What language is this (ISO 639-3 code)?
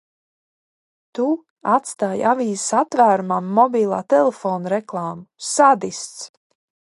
lav